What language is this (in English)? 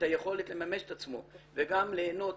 Hebrew